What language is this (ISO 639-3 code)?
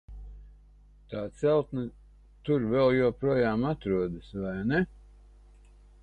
lav